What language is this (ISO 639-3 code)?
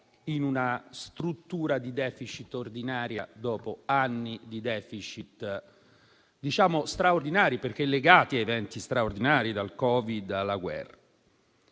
ita